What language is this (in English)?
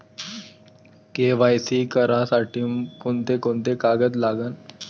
Marathi